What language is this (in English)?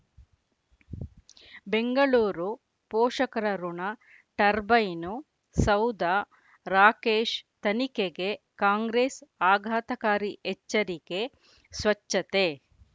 Kannada